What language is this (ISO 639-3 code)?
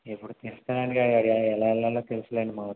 tel